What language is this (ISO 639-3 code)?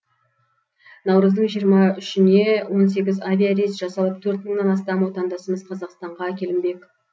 kaz